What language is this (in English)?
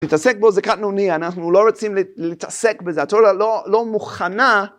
Hebrew